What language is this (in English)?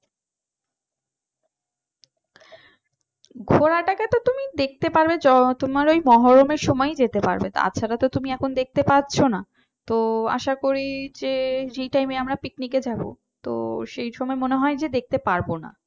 Bangla